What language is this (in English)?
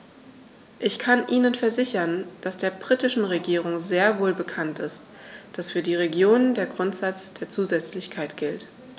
German